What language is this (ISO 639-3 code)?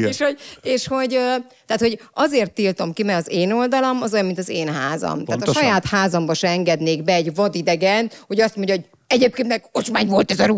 hun